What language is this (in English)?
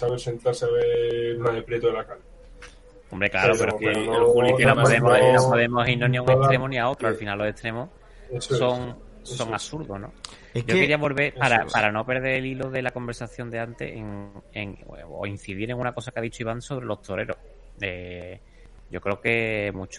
Spanish